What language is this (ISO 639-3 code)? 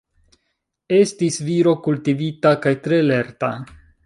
epo